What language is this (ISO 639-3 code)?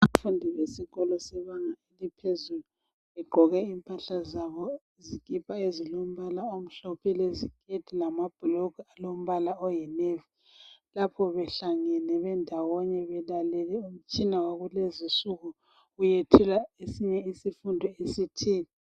nde